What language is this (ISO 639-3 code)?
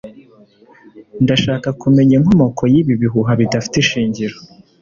kin